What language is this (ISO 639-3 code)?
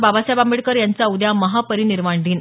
mar